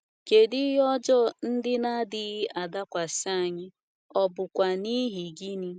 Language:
Igbo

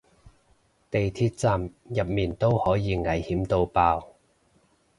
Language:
Cantonese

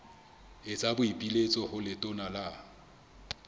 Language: Southern Sotho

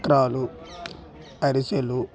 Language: Telugu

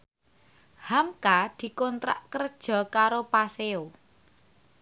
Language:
Javanese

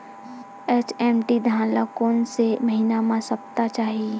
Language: Chhattisgarhi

